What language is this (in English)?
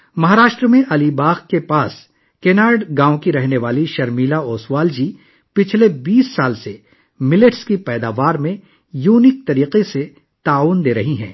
Urdu